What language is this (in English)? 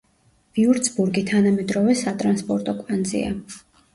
Georgian